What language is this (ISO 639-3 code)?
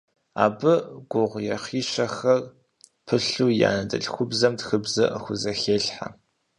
kbd